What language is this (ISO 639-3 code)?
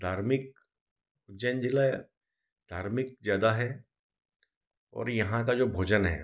hin